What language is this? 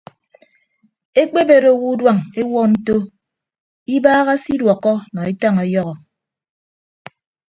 Ibibio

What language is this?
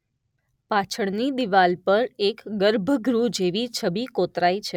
Gujarati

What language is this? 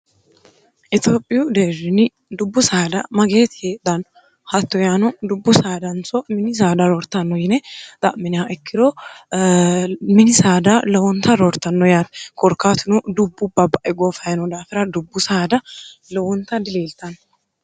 Sidamo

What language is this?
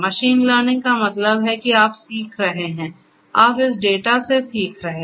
Hindi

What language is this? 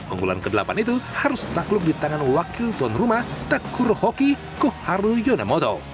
Indonesian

